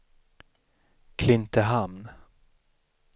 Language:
Swedish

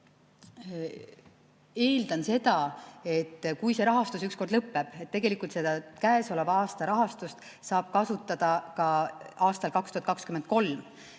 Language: Estonian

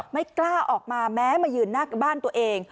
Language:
Thai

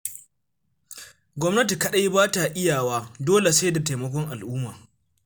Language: Hausa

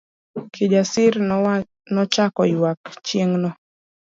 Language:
Luo (Kenya and Tanzania)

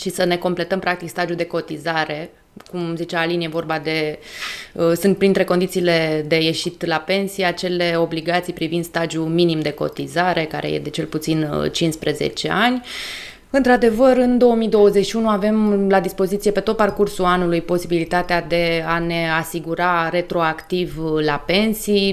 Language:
Romanian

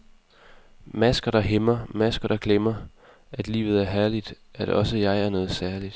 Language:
Danish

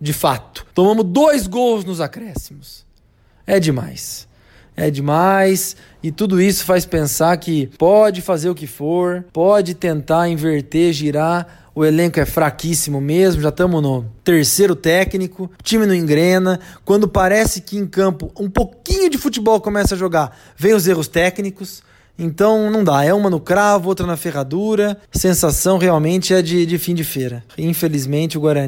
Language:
Portuguese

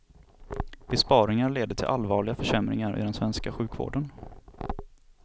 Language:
Swedish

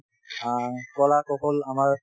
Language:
Assamese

